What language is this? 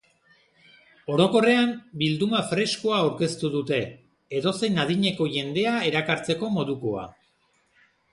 Basque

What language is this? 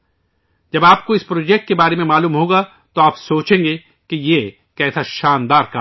Urdu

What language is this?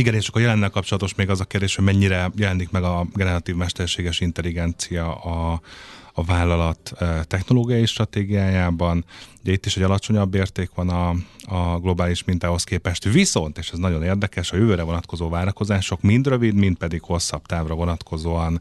Hungarian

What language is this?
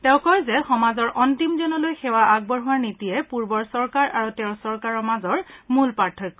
Assamese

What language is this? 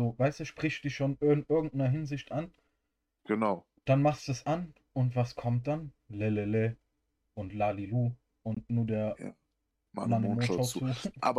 German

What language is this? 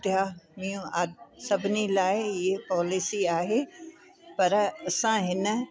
Sindhi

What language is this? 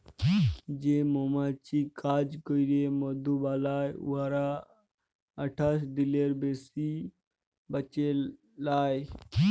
Bangla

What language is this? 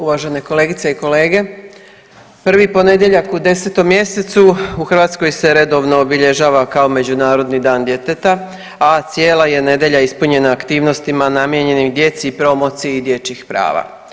Croatian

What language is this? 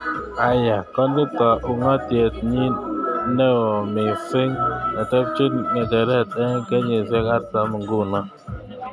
Kalenjin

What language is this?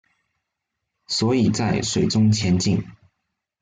Chinese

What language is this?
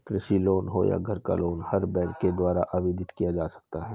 Hindi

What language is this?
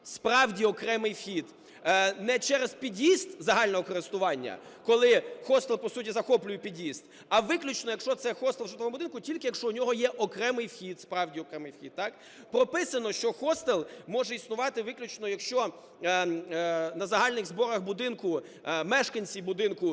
Ukrainian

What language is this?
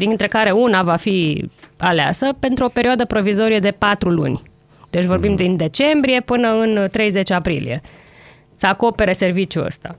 Romanian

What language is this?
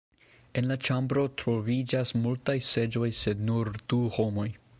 Esperanto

